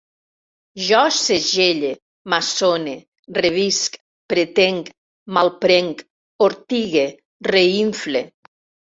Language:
Catalan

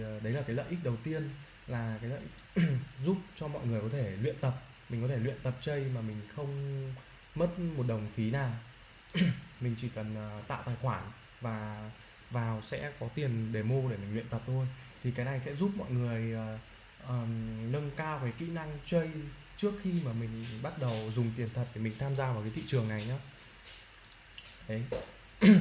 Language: Vietnamese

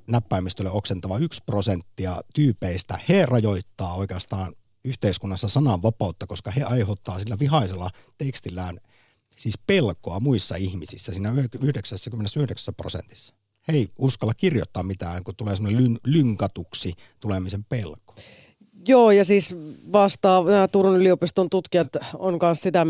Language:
Finnish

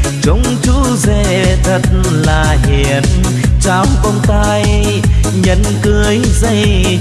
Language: Vietnamese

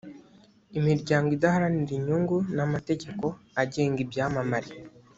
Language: Kinyarwanda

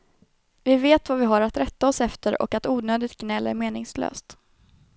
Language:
Swedish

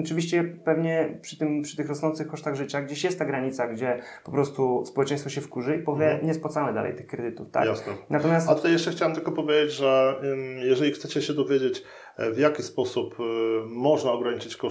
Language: Polish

